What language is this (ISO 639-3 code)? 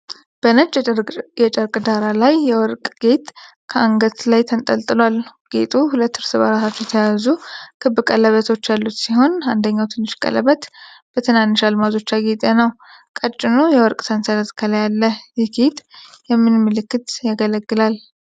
amh